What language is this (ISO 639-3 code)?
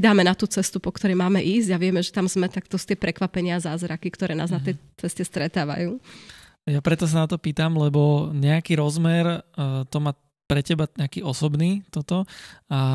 slk